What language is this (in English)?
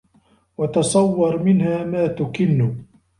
Arabic